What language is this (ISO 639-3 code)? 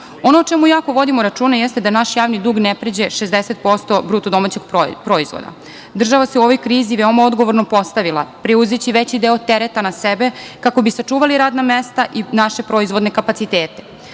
srp